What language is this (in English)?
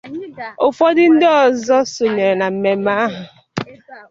Igbo